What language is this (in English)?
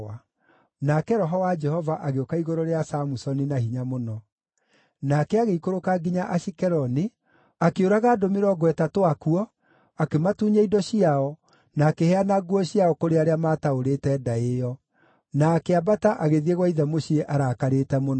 Kikuyu